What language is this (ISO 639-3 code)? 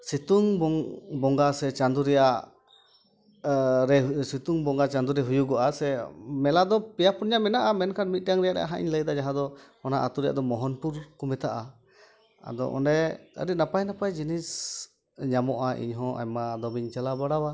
sat